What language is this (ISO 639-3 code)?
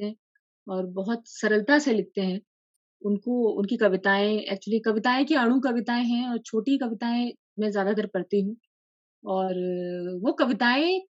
hin